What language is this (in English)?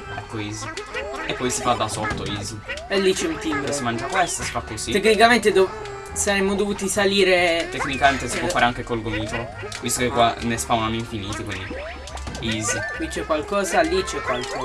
Italian